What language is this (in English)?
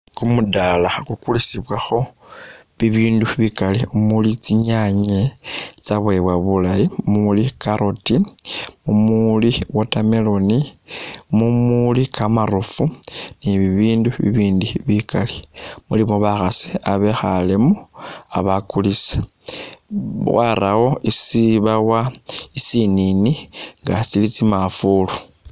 Masaaba